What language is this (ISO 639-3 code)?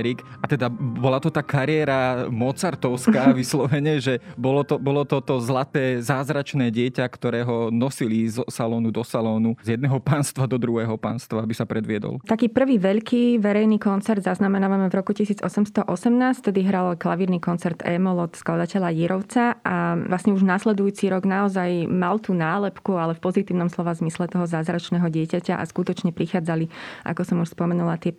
slk